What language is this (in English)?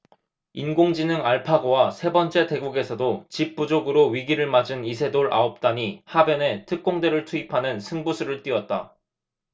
Korean